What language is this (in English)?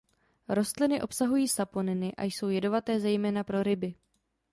Czech